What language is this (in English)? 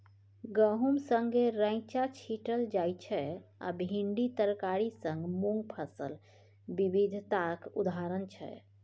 Maithili